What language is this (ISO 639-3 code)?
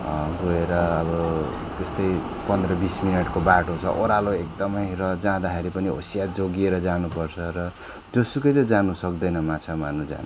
nep